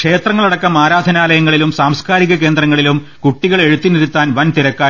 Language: Malayalam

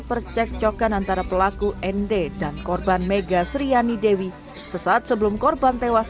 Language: Indonesian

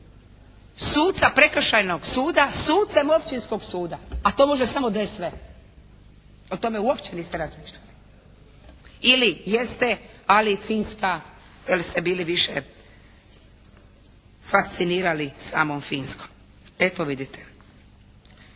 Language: Croatian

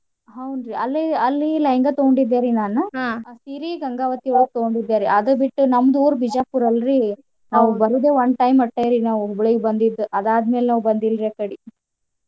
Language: Kannada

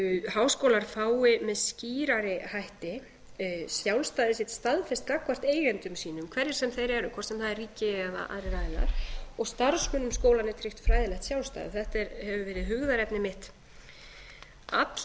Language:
Icelandic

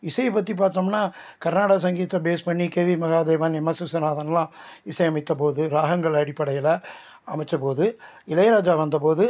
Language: Tamil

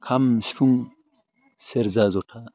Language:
Bodo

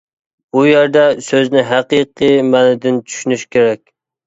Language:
Uyghur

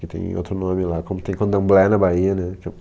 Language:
Portuguese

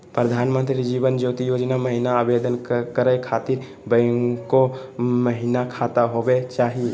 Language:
Magahi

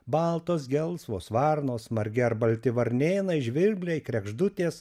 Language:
Lithuanian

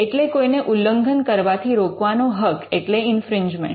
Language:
Gujarati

